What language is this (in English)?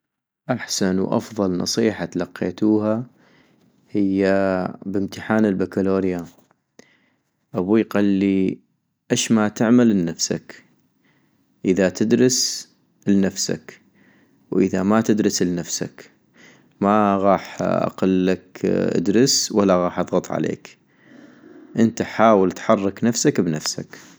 North Mesopotamian Arabic